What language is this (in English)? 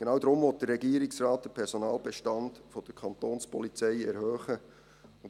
Swiss German